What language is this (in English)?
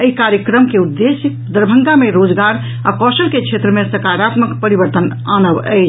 Maithili